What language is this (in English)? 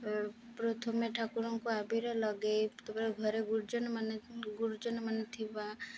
Odia